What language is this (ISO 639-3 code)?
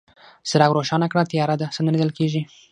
pus